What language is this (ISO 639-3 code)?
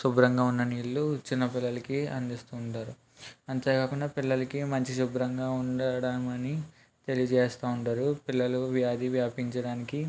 tel